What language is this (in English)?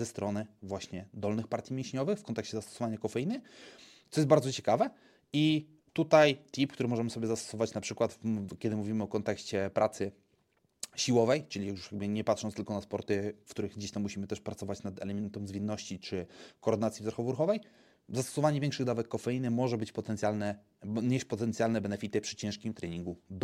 Polish